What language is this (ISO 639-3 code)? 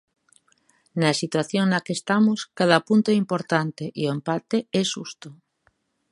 glg